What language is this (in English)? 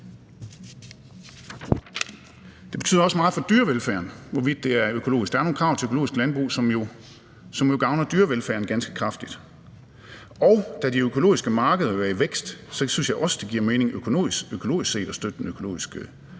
Danish